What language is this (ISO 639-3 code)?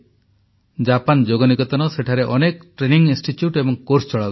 ori